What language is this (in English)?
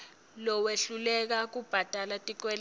Swati